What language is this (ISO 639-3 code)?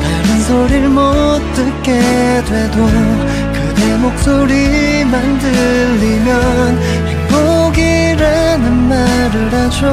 kor